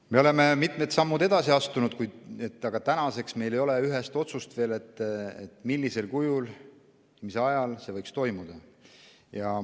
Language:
Estonian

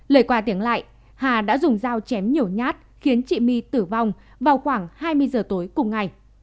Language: Vietnamese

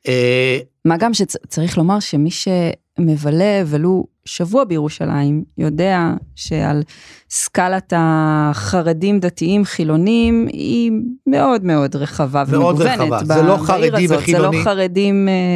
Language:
Hebrew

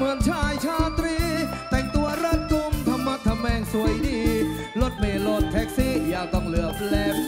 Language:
Thai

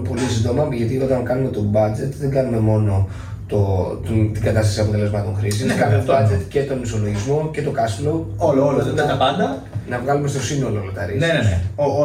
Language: Greek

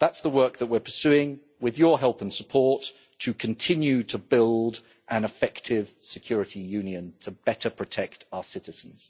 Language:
English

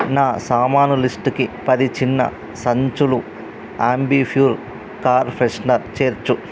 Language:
Telugu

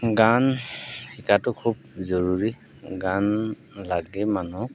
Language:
Assamese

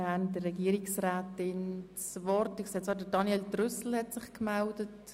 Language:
Swiss German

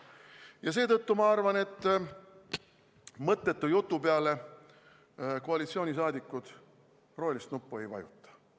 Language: Estonian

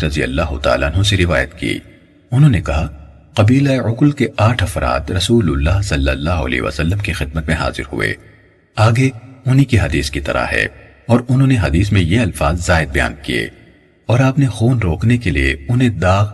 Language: Urdu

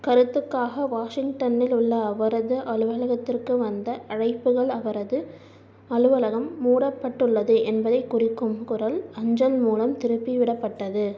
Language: Tamil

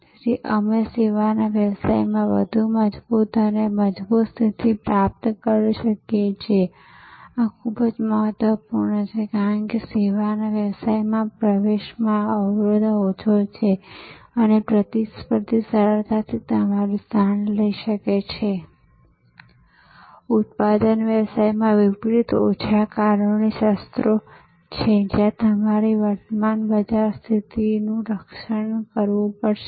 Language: Gujarati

